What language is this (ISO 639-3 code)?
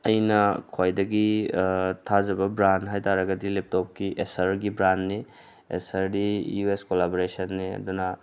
mni